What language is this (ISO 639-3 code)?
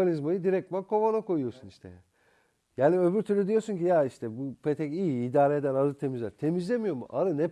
tur